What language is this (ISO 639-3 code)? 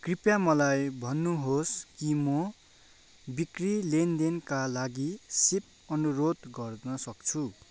nep